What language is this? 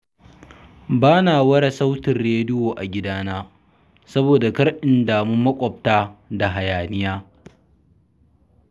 Hausa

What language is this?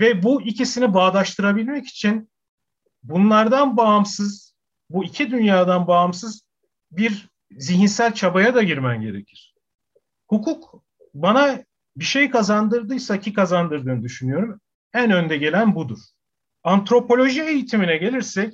Turkish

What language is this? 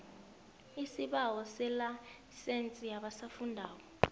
South Ndebele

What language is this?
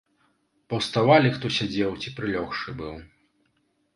Belarusian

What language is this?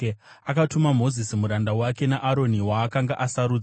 Shona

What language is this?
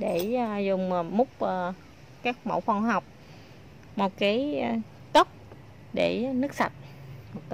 Vietnamese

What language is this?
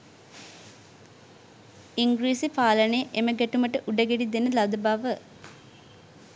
Sinhala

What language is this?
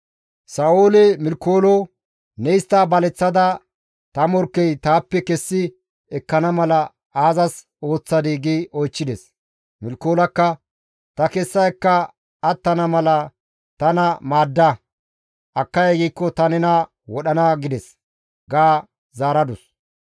Gamo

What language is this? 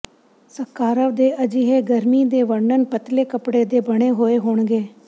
Punjabi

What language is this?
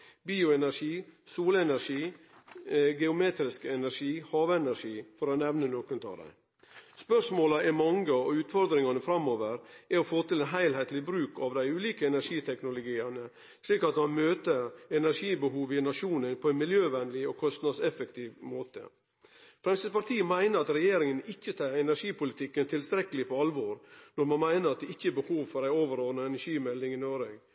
Norwegian Nynorsk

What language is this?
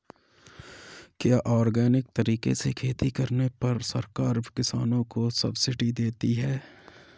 Hindi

